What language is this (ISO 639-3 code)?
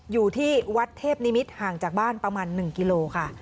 tha